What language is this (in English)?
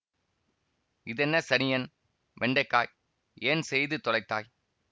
Tamil